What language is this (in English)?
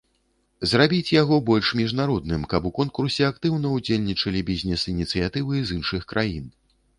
Belarusian